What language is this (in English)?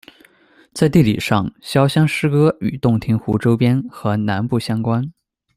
Chinese